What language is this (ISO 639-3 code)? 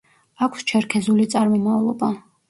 kat